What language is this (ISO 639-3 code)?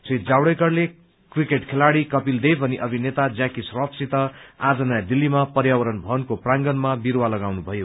nep